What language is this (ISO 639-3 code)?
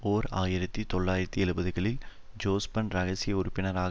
tam